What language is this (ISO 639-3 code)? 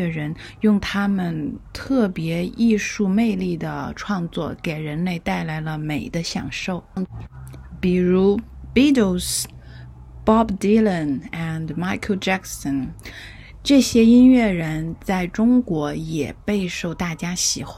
zho